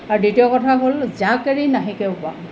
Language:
Assamese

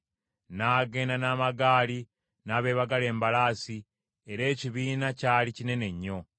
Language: Ganda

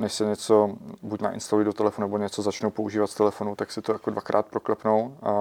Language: Czech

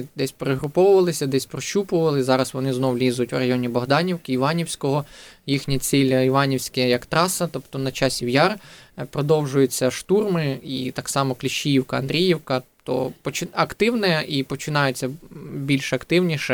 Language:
Ukrainian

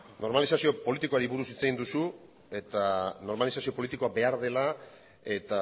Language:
Basque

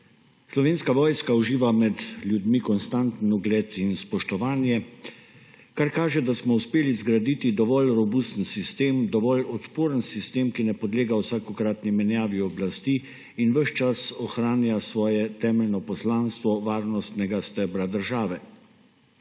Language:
Slovenian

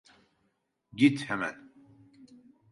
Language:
Turkish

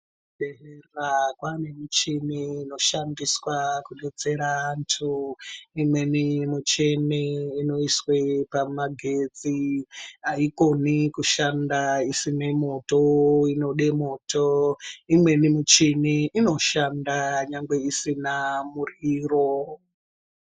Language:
Ndau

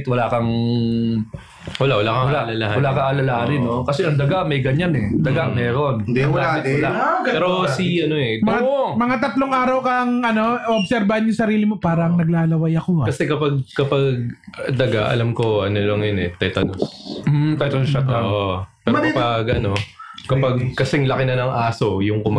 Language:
Filipino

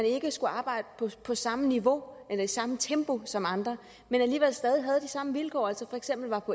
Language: Danish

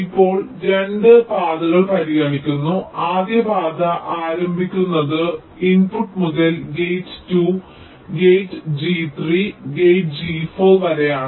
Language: Malayalam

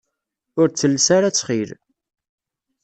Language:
Kabyle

